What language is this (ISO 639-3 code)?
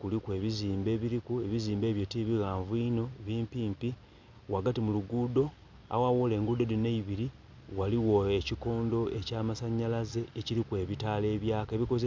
xog